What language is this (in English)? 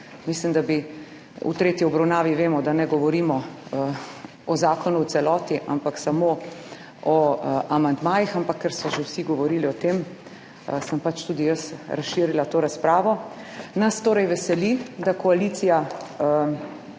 Slovenian